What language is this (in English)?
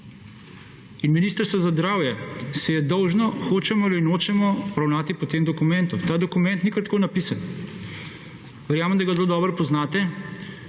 Slovenian